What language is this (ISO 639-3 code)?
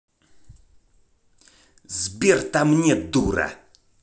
rus